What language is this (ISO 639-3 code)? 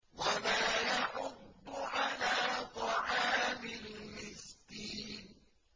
ara